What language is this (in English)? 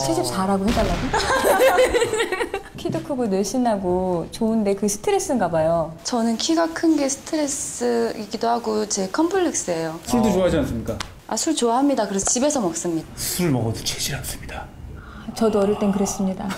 Korean